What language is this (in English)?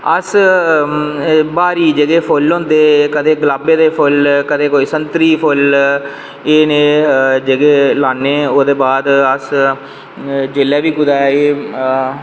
Dogri